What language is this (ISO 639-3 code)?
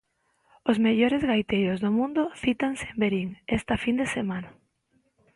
glg